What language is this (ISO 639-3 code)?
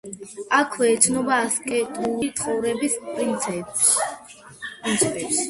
kat